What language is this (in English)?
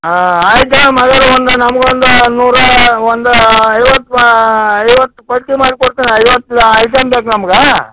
Kannada